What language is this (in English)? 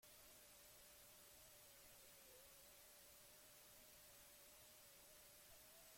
Basque